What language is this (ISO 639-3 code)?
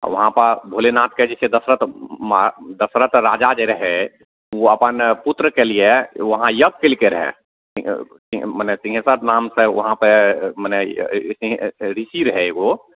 mai